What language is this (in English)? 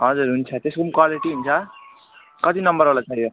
Nepali